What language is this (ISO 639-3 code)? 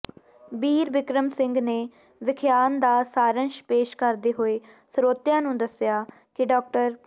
pan